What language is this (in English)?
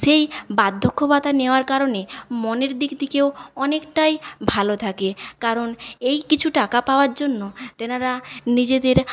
Bangla